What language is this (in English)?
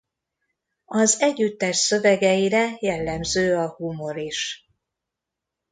Hungarian